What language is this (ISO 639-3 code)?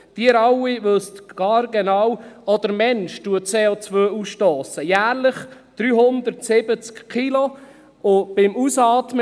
gsw